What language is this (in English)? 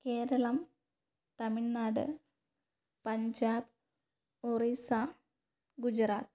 Malayalam